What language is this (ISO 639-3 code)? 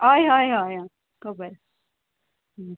kok